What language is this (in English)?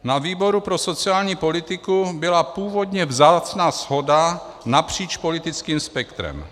Czech